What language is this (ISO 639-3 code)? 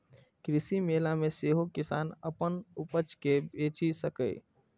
mai